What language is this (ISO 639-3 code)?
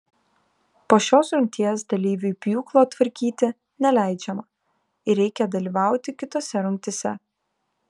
lit